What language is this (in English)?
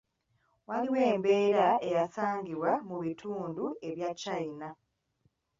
Ganda